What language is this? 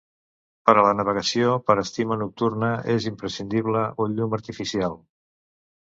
Catalan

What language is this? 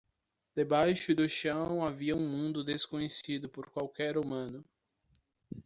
Portuguese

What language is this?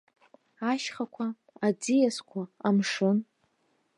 Abkhazian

